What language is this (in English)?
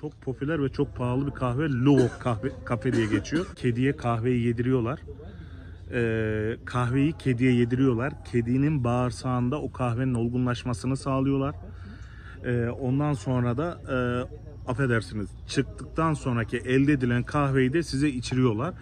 Turkish